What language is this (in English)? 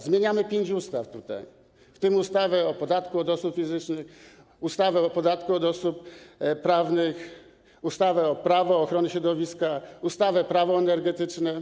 Polish